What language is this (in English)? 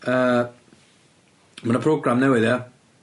Welsh